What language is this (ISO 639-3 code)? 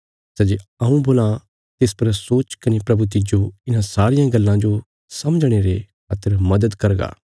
kfs